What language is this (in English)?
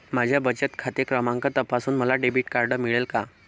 Marathi